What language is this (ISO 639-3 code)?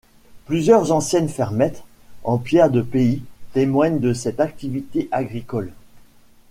fra